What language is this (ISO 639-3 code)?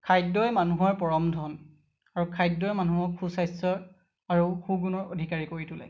asm